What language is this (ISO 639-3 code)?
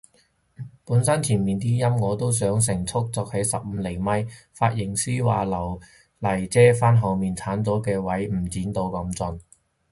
yue